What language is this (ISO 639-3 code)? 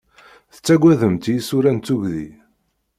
kab